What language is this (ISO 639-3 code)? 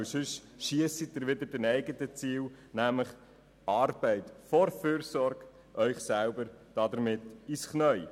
gsw